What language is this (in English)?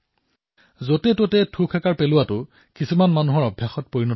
Assamese